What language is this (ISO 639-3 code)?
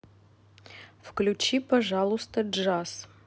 rus